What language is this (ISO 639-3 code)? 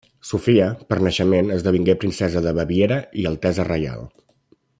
cat